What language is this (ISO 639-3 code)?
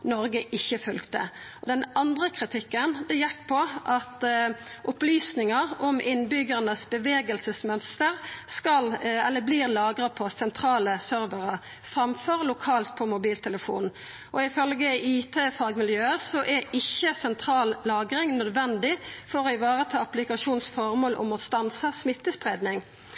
nno